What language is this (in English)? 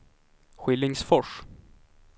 Swedish